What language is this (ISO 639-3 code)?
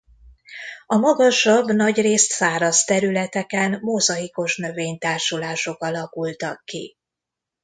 hun